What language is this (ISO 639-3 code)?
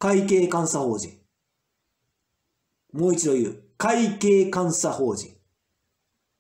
jpn